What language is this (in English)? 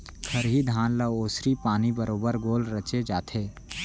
Chhattisgarhi